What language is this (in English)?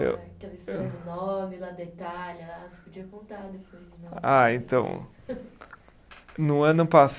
Portuguese